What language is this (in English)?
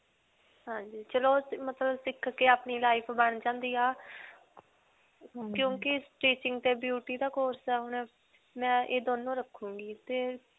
Punjabi